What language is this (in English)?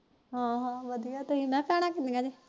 Punjabi